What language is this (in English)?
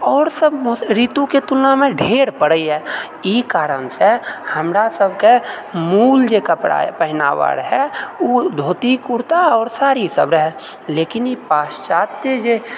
Maithili